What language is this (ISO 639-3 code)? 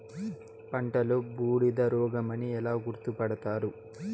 tel